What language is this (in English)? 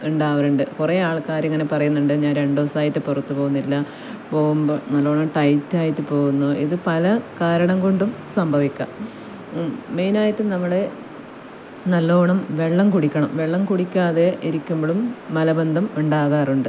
Malayalam